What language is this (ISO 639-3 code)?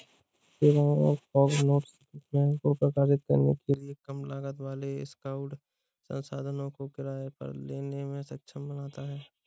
hin